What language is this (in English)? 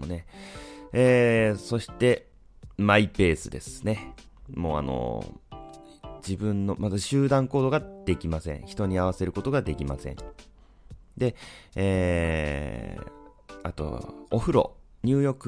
Japanese